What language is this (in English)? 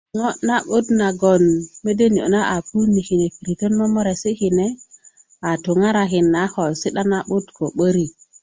Kuku